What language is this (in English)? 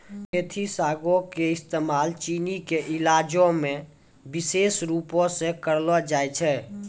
Maithili